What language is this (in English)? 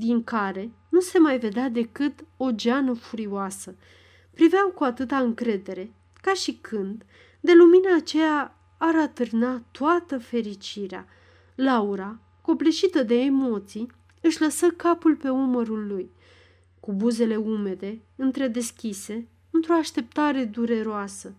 Romanian